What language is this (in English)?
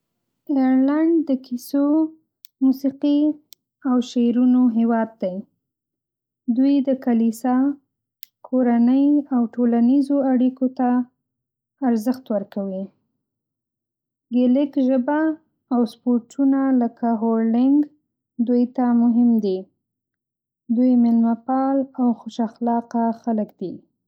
Pashto